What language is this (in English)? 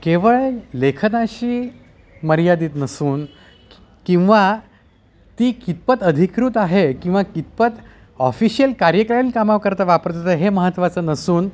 Marathi